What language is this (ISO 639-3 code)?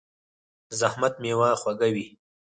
pus